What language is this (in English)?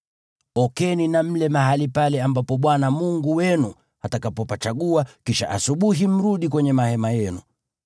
Swahili